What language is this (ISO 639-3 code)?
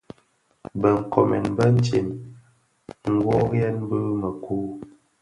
ksf